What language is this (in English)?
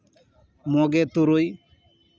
Santali